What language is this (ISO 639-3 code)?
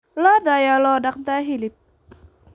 som